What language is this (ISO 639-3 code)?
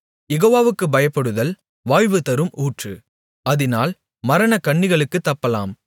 tam